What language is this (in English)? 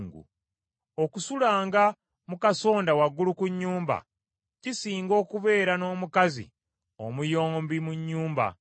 Ganda